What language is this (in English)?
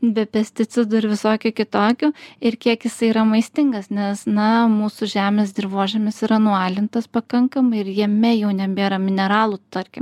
Lithuanian